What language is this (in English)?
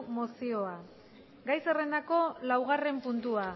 Basque